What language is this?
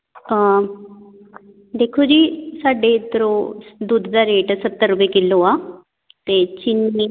Punjabi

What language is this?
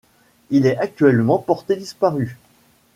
French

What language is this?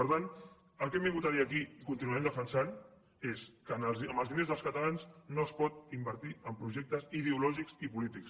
Catalan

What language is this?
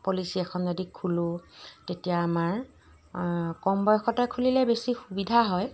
Assamese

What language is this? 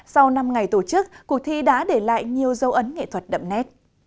Vietnamese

